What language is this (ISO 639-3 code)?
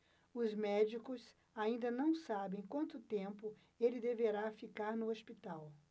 por